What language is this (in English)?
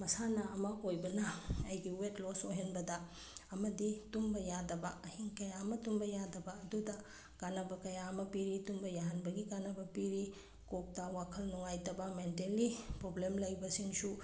Manipuri